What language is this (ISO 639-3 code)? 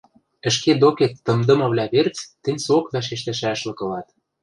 mrj